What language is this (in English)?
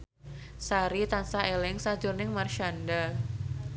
Javanese